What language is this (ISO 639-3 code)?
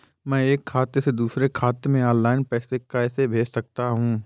hin